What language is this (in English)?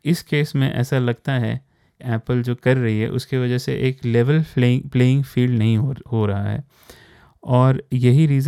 Hindi